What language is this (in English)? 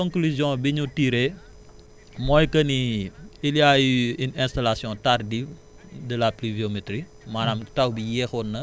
Wolof